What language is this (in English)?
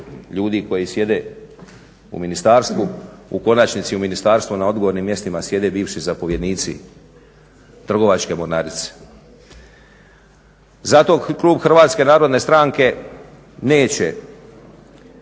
Croatian